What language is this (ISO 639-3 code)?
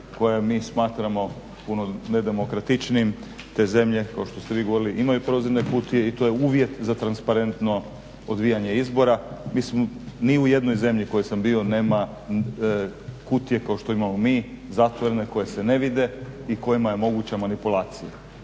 hrv